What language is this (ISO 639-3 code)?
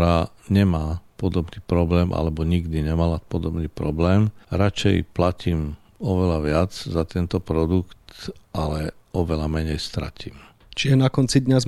slk